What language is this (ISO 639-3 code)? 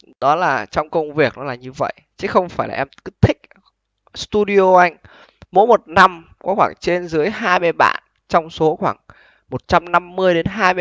vie